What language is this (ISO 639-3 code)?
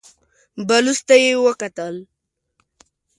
pus